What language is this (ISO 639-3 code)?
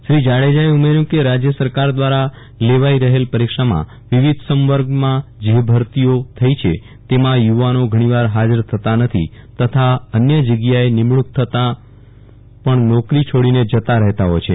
guj